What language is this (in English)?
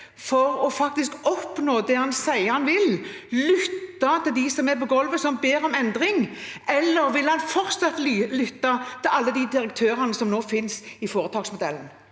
Norwegian